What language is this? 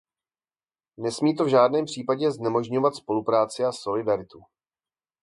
Czech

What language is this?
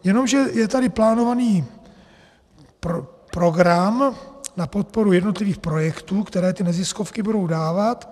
Czech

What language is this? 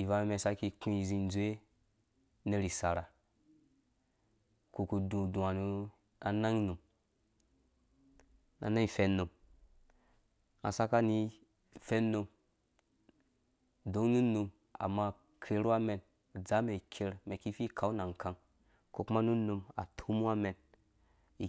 Dũya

